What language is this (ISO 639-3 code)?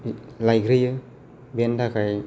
brx